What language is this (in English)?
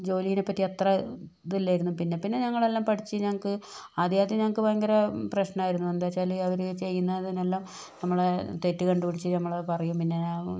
Malayalam